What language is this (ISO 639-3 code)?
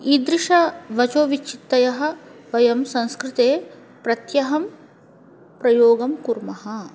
san